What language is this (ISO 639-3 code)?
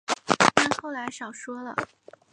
zho